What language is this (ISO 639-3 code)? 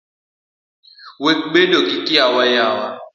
luo